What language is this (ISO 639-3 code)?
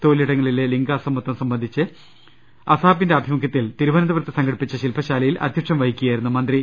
mal